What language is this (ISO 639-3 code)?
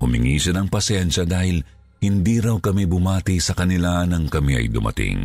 fil